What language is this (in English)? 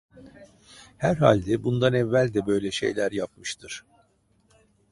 Turkish